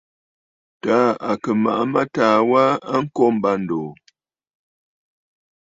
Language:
Bafut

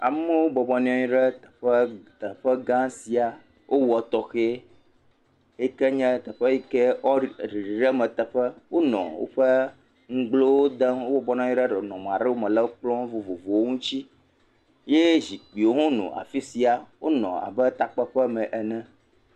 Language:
Ewe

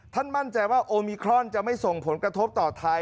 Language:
Thai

